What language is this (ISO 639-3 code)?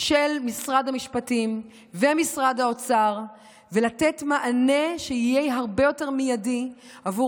heb